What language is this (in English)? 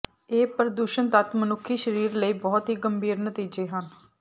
Punjabi